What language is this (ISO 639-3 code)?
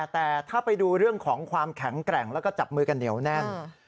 tha